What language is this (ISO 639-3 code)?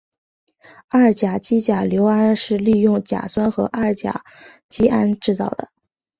zho